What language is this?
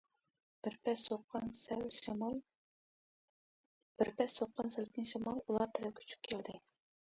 Uyghur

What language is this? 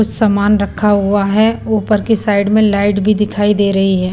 Hindi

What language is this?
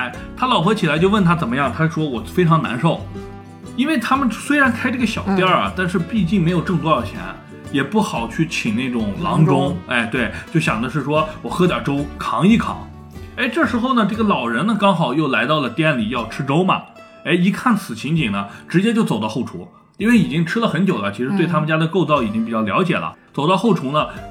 Chinese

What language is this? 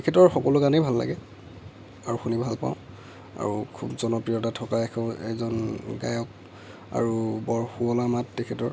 Assamese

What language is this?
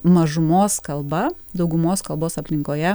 Lithuanian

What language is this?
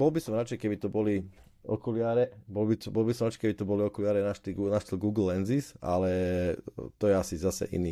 Slovak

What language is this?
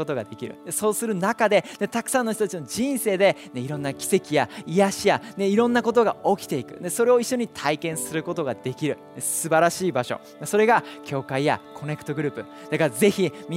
Japanese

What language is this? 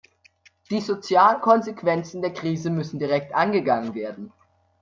German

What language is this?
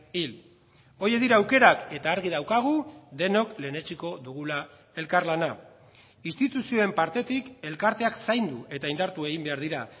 Basque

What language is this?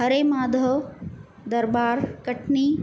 Sindhi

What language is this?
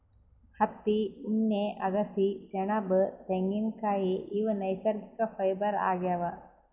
Kannada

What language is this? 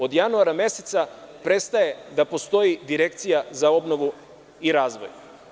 Serbian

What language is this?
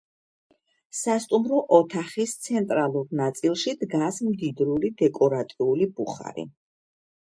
Georgian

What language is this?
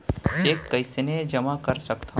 Chhattisgarhi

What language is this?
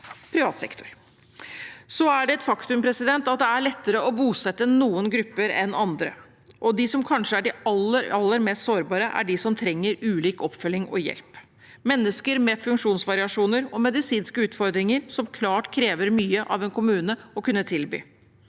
Norwegian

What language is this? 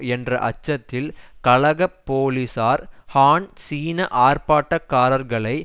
Tamil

